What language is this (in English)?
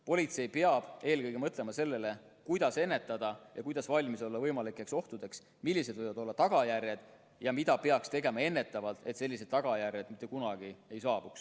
Estonian